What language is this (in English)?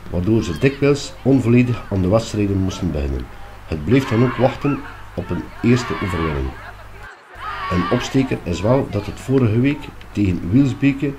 Dutch